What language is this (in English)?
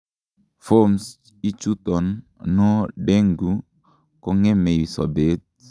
Kalenjin